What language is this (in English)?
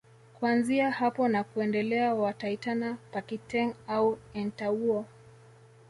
Swahili